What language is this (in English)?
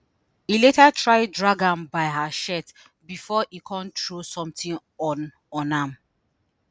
Nigerian Pidgin